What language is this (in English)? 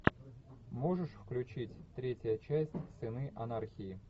Russian